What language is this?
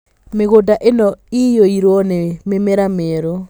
Kikuyu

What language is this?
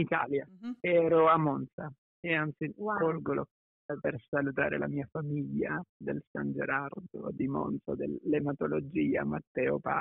Italian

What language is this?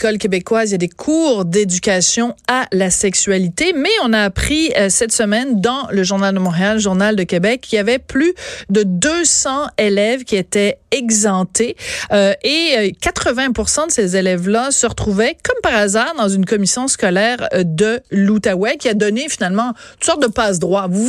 French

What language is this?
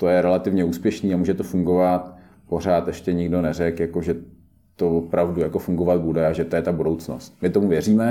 Czech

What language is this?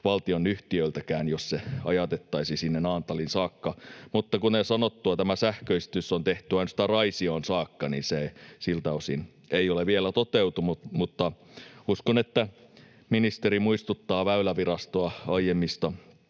Finnish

